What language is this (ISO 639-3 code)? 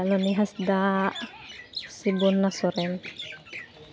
sat